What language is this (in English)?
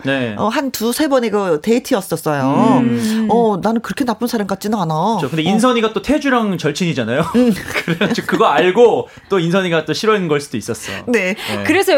Korean